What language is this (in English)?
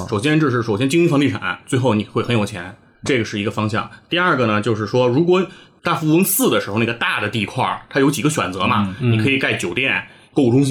Chinese